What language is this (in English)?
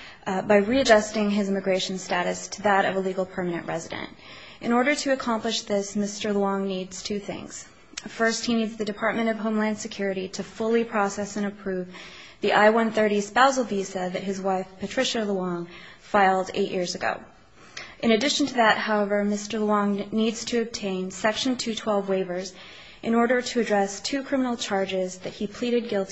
English